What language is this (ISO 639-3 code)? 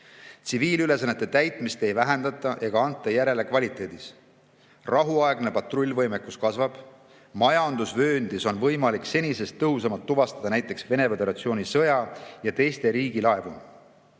est